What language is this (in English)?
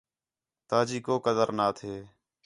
Khetrani